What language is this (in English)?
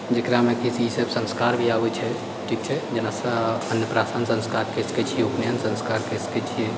Maithili